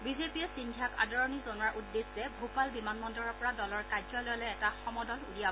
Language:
Assamese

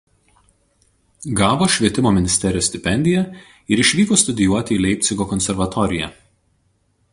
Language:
Lithuanian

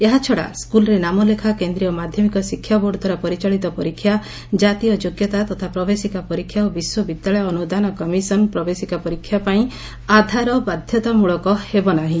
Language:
Odia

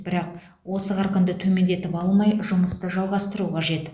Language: Kazakh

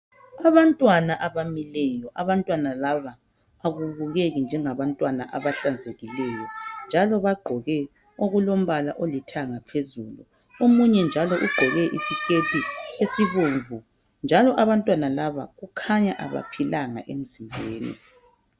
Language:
North Ndebele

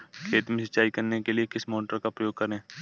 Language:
Hindi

